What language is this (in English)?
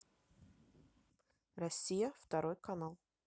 Russian